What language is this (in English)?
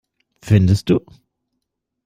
German